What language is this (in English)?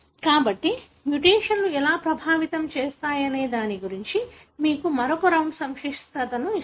Telugu